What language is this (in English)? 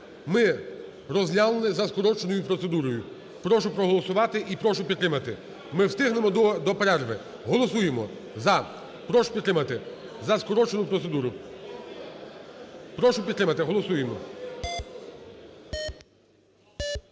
Ukrainian